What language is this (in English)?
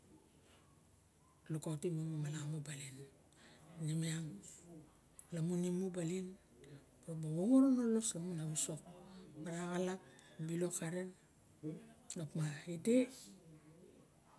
Barok